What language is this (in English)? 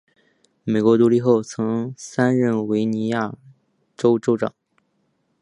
Chinese